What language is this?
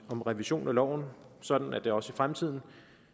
Danish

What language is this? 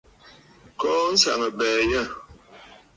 Bafut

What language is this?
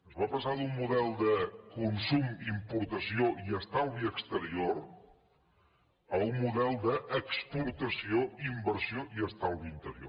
Catalan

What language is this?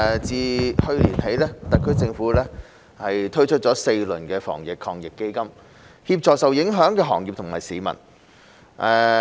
Cantonese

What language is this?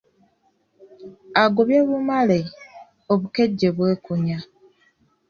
Ganda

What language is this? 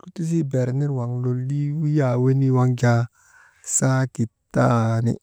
Maba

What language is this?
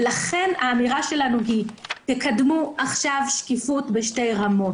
Hebrew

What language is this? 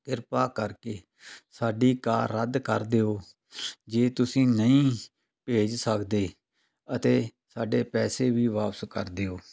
Punjabi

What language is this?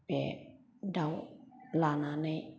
Bodo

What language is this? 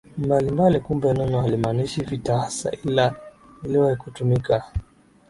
Swahili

